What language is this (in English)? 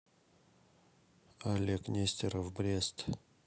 Russian